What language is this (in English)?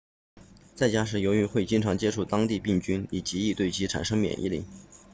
Chinese